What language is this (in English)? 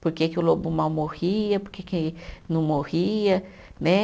Portuguese